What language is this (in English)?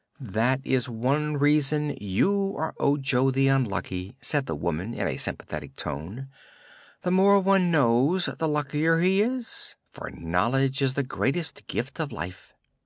English